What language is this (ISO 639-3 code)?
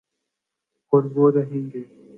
urd